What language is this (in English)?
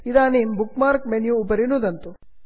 Sanskrit